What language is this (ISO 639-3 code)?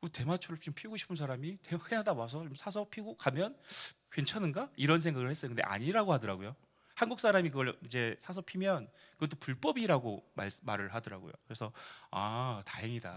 kor